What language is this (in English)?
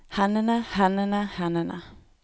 Norwegian